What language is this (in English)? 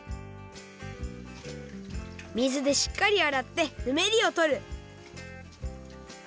Japanese